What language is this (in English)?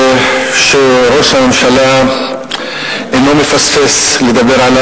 Hebrew